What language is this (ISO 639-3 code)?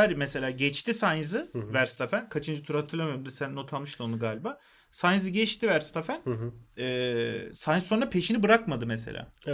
tur